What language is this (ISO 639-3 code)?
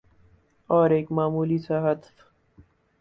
urd